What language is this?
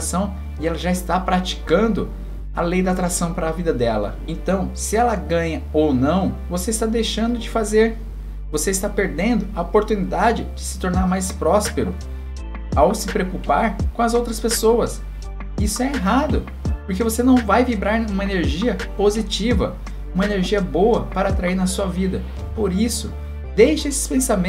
Portuguese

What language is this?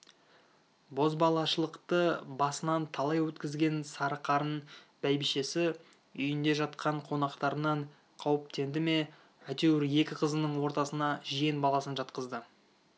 Kazakh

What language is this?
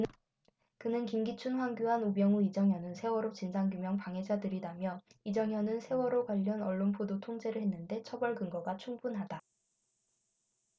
Korean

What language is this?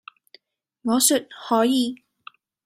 Cantonese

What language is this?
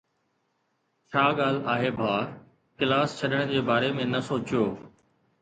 Sindhi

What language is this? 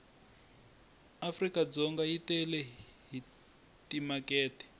Tsonga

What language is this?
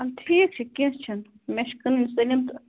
Kashmiri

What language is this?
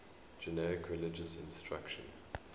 English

